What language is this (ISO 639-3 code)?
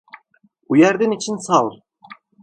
tur